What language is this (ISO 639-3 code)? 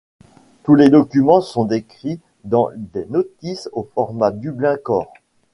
fra